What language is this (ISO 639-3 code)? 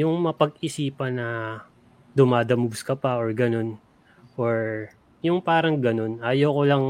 fil